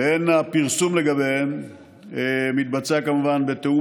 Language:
Hebrew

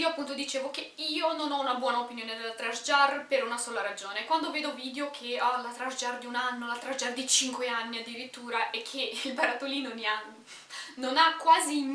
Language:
Italian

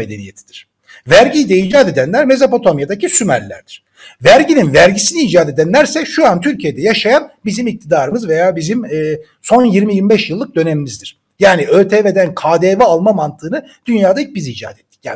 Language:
Turkish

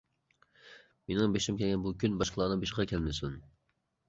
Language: Uyghur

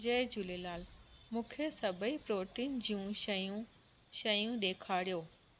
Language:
Sindhi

